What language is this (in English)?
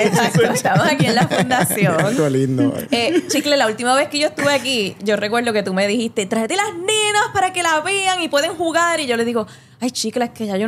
Spanish